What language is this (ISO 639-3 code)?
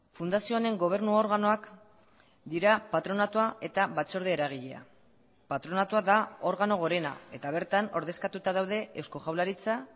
eus